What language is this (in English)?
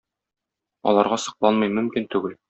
Tatar